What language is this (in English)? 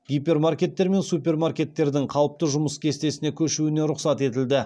Kazakh